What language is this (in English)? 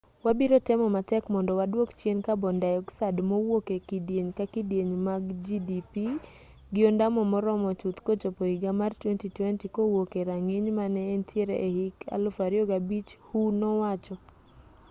Luo (Kenya and Tanzania)